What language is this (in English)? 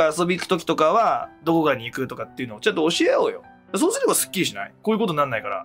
Japanese